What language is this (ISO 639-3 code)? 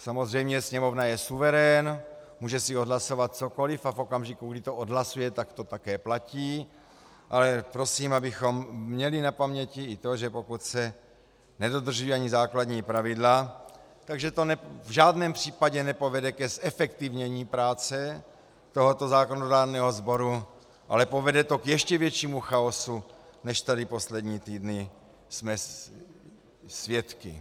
ces